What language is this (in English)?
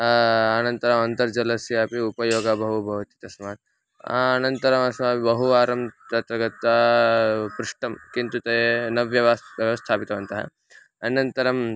Sanskrit